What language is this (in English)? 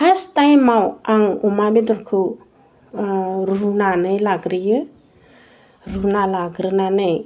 Bodo